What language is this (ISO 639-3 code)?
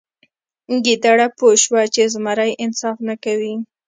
pus